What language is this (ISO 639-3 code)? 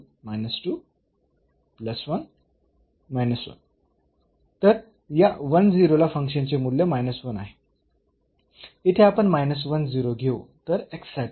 mar